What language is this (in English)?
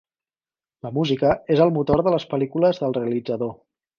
Catalan